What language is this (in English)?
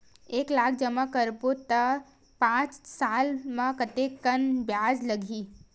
Chhattisgarhi